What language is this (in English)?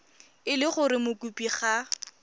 Tswana